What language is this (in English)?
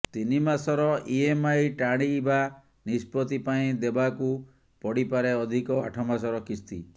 Odia